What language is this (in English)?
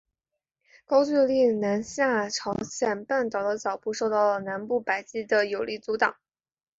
Chinese